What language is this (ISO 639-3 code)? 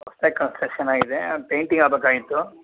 kan